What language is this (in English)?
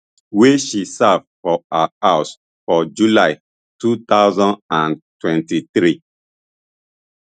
Nigerian Pidgin